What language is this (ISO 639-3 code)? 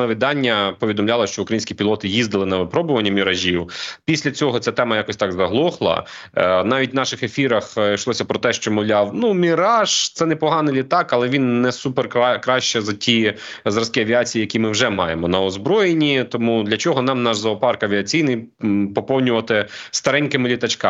ukr